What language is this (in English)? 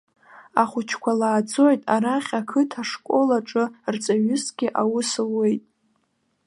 Abkhazian